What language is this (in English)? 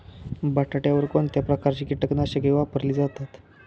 Marathi